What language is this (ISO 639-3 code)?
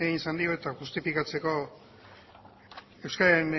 eus